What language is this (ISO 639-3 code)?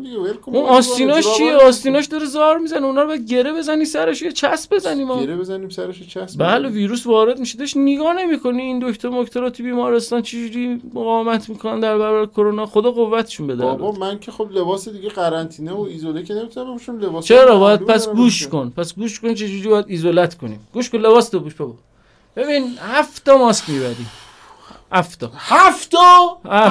fas